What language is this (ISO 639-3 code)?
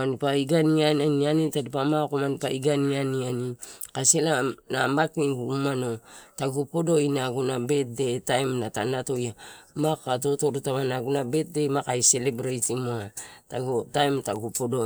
ttu